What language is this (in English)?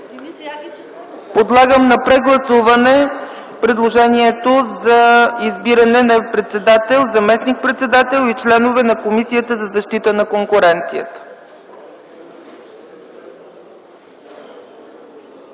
Bulgarian